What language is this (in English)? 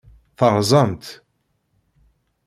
Kabyle